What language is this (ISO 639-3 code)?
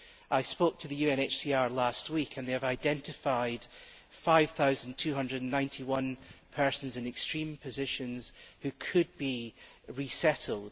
eng